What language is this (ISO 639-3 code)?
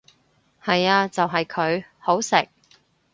yue